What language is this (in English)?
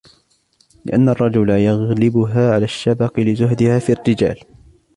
Arabic